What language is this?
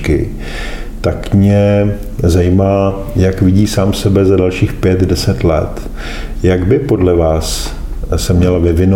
Czech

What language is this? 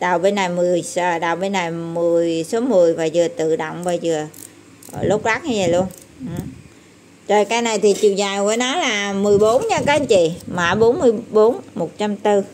Vietnamese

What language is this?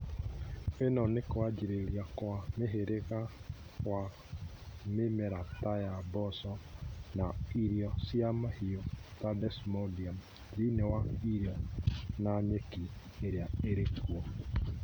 Kikuyu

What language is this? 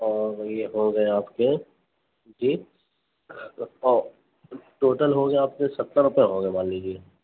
Urdu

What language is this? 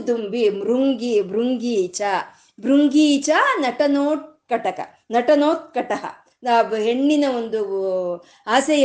Kannada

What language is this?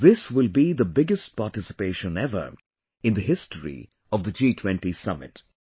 English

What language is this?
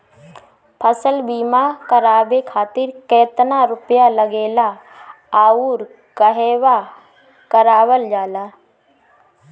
Bhojpuri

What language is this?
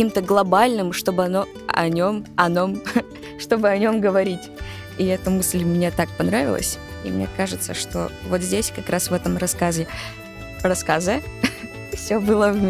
Russian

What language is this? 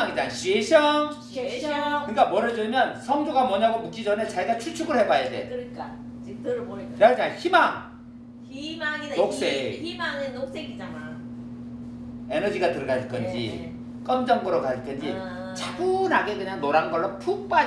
Korean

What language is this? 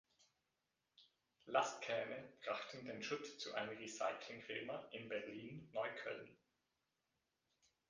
German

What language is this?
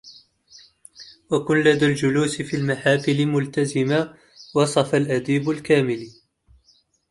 Arabic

